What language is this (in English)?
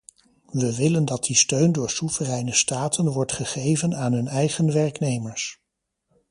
Dutch